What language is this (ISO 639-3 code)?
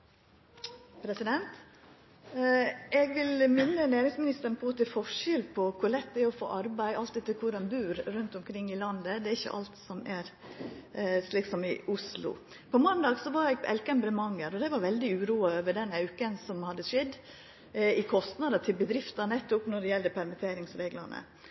nno